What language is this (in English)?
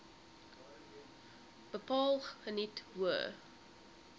Afrikaans